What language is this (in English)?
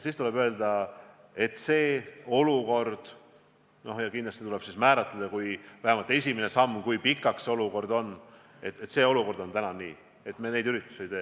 Estonian